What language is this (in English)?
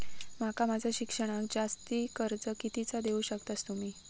Marathi